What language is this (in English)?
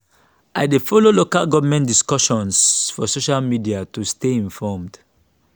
Nigerian Pidgin